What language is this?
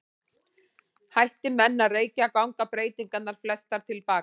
Icelandic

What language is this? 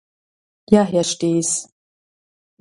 German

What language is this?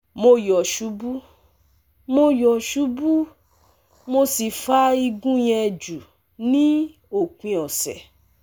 Yoruba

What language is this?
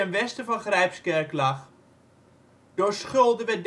Dutch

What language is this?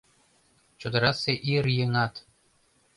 Mari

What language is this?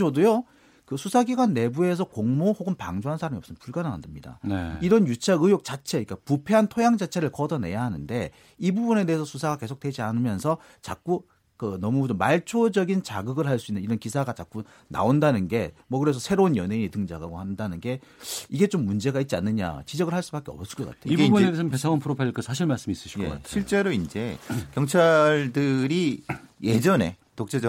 Korean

